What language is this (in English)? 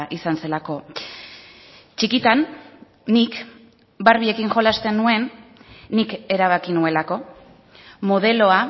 Basque